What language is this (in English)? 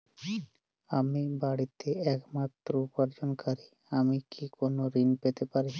Bangla